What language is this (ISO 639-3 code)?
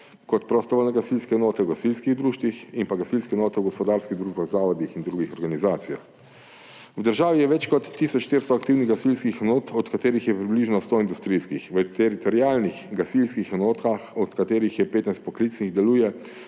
slv